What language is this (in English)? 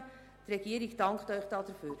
Swiss German